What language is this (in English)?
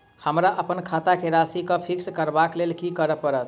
Maithili